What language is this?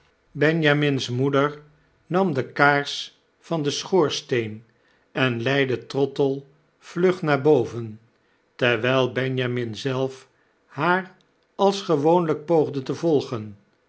Dutch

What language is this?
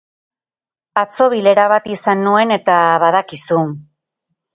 Basque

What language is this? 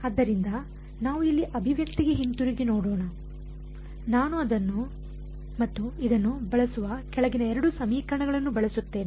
Kannada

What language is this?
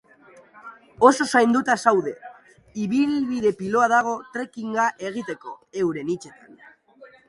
Basque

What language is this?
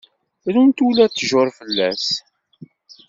Kabyle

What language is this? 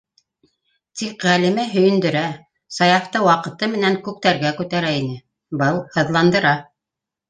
Bashkir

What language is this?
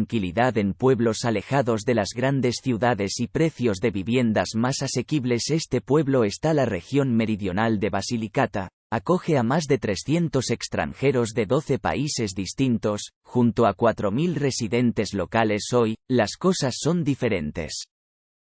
Spanish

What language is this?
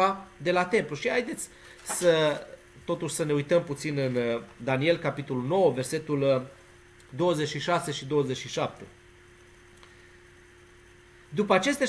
Romanian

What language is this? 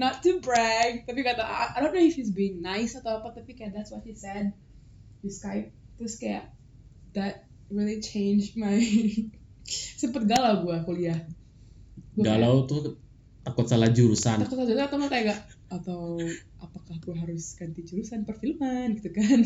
Indonesian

